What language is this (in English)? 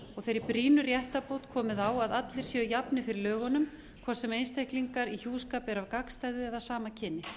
Icelandic